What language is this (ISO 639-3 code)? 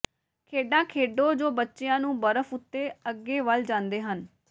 pan